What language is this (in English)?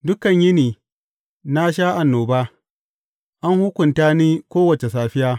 Hausa